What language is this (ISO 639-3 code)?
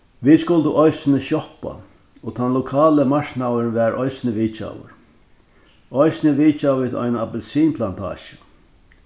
fao